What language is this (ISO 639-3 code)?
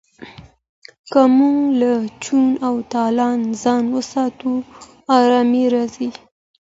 pus